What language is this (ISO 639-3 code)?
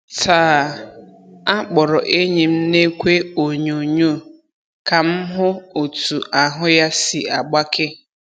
ibo